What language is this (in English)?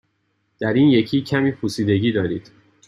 Persian